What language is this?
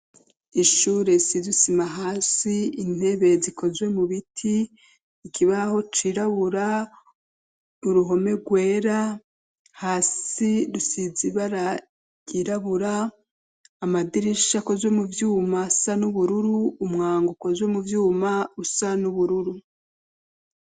Rundi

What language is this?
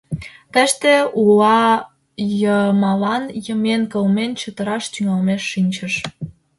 Mari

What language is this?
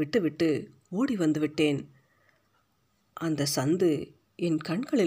Tamil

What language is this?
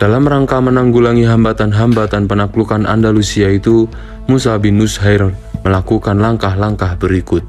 Indonesian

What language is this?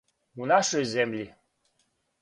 Serbian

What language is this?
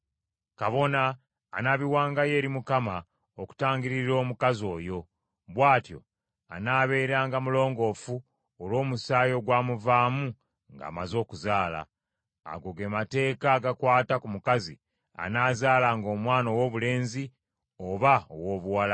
Ganda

